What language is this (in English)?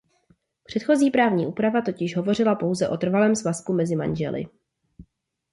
Czech